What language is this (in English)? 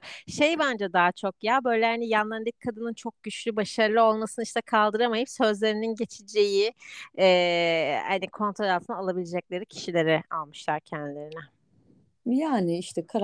Turkish